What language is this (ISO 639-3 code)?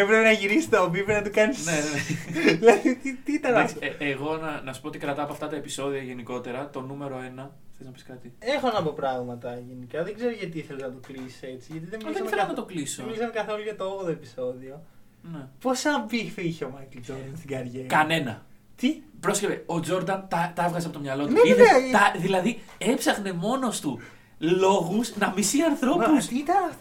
ell